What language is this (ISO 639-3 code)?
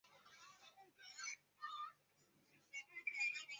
zho